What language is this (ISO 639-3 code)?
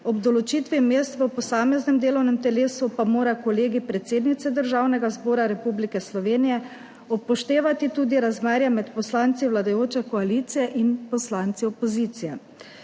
slv